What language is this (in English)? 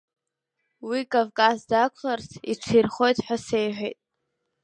Abkhazian